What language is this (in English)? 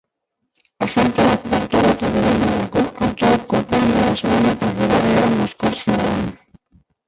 Basque